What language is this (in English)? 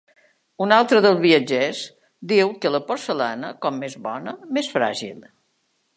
Catalan